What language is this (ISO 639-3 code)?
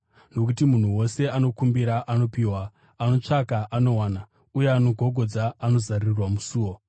sna